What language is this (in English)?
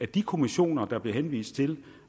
Danish